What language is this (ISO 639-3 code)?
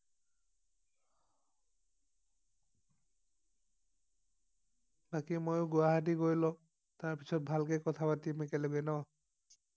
asm